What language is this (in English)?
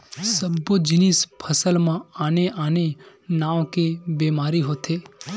Chhattisgarhi